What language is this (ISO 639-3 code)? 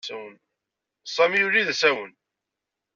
kab